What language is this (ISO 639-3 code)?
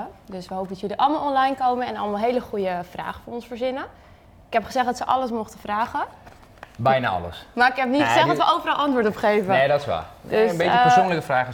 nld